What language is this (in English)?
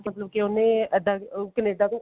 Punjabi